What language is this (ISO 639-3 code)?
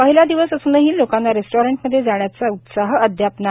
mar